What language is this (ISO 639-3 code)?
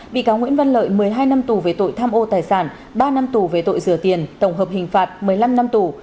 vie